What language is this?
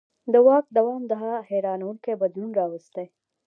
Pashto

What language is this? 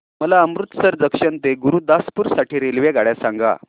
Marathi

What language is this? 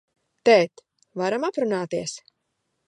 Latvian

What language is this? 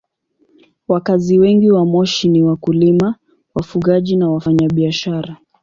Swahili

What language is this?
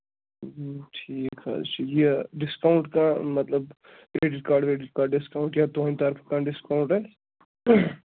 Kashmiri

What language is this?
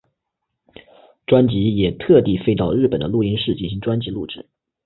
Chinese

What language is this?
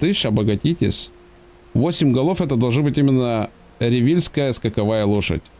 Russian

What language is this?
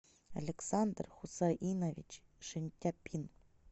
Russian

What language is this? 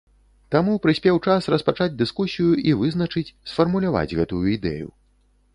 Belarusian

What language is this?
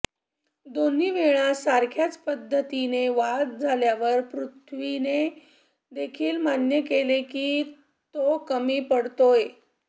Marathi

